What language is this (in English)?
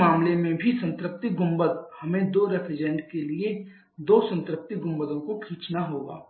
Hindi